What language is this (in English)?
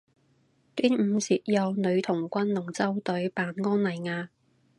Cantonese